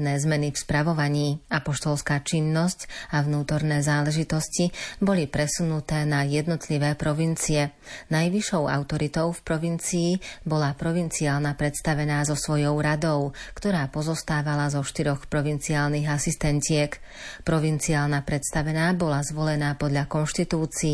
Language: Slovak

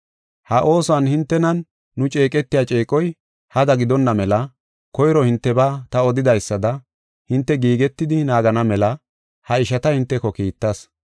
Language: Gofa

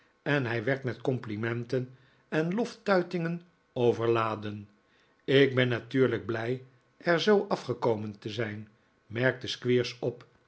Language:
Dutch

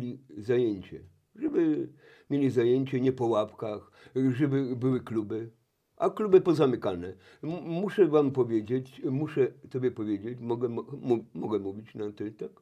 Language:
Polish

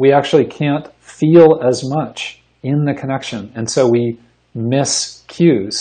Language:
English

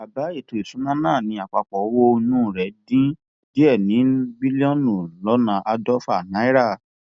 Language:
Yoruba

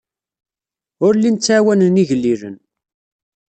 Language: Kabyle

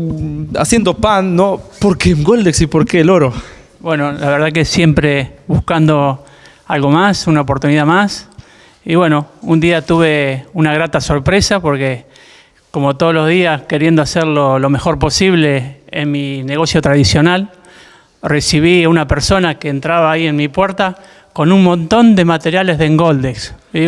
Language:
Spanish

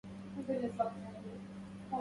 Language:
Arabic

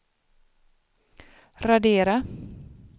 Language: Swedish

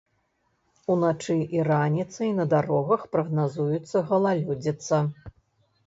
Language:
Belarusian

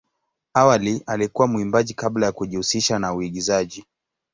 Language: Swahili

